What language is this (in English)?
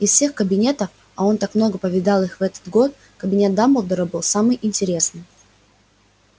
Russian